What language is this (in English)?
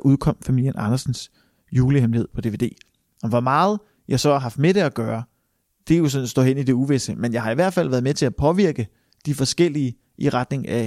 Danish